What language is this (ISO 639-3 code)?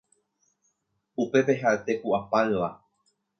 grn